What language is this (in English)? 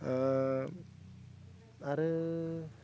Bodo